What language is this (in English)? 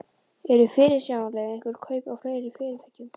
Icelandic